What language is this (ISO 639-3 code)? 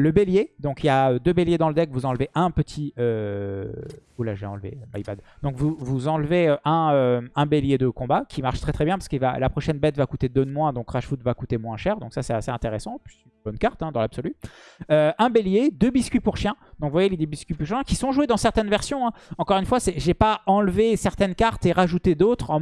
fra